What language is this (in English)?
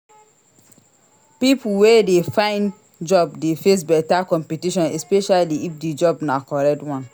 Nigerian Pidgin